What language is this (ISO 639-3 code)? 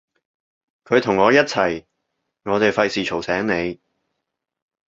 yue